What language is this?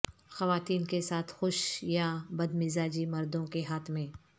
Urdu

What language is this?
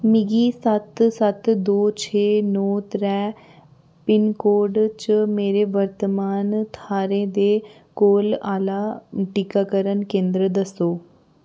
Dogri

